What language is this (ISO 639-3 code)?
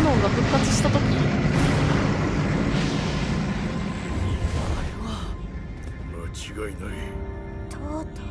jpn